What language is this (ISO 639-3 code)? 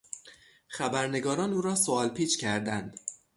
fas